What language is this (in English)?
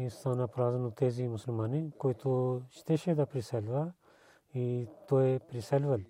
Bulgarian